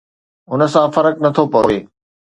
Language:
Sindhi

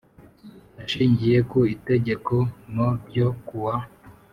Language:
Kinyarwanda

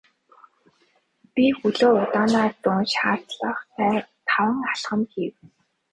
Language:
Mongolian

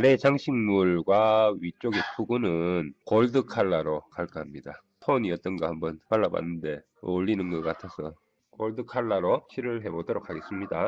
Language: Korean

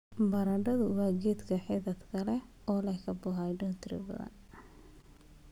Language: Somali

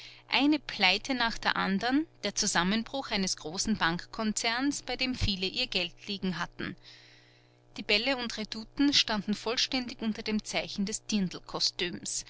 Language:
German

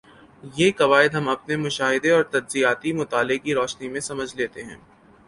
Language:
Urdu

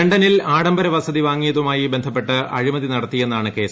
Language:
Malayalam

